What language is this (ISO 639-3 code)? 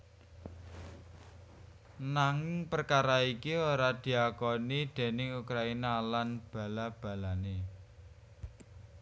jav